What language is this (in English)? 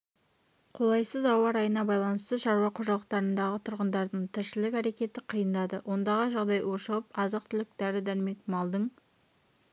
Kazakh